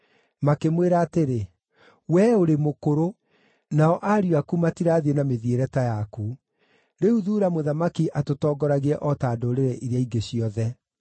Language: Kikuyu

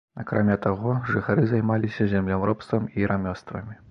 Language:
Belarusian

